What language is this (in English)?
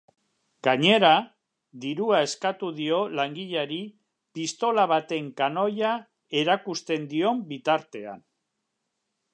Basque